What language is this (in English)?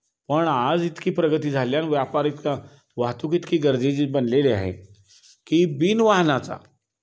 Marathi